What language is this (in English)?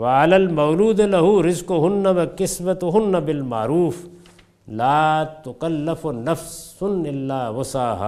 Urdu